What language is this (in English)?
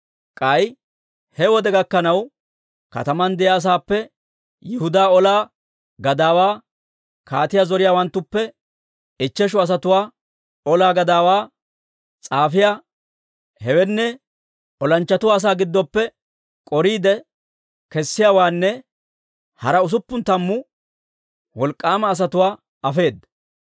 Dawro